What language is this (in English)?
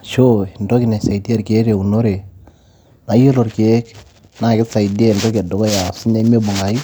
Masai